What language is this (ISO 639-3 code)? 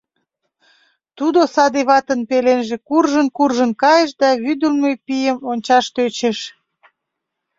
chm